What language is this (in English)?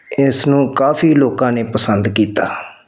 Punjabi